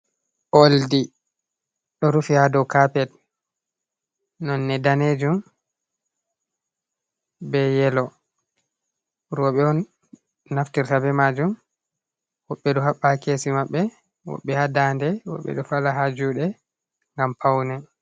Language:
Fula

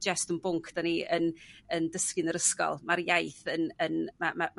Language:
Welsh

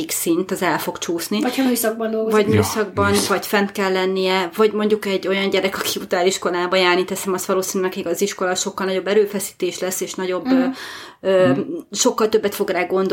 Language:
Hungarian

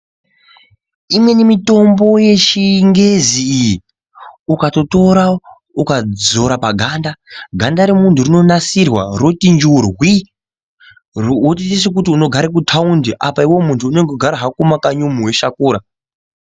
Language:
Ndau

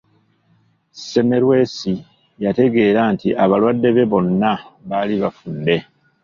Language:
Ganda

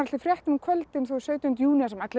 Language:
Icelandic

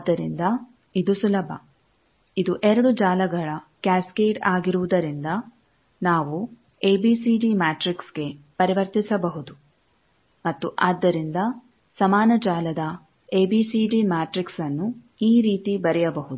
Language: Kannada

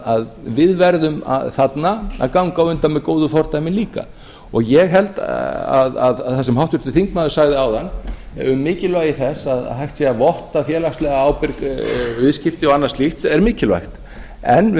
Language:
Icelandic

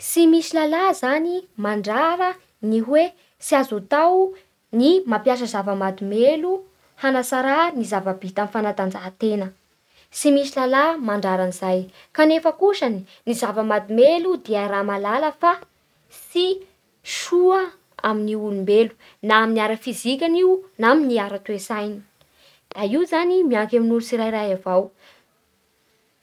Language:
Bara Malagasy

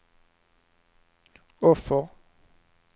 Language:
Swedish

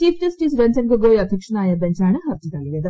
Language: Malayalam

